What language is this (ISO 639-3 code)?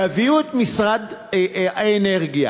heb